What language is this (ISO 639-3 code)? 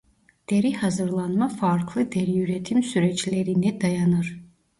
tur